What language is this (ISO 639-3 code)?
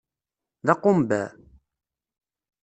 kab